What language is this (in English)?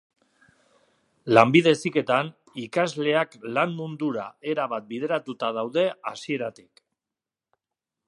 Basque